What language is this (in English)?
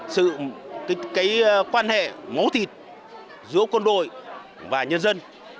Vietnamese